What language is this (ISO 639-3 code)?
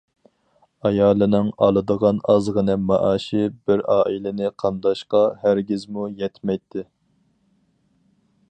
uig